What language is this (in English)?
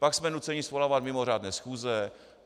Czech